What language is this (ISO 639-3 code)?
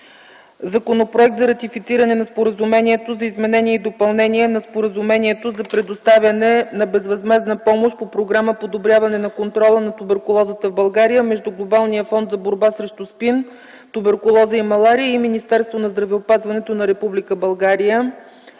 bul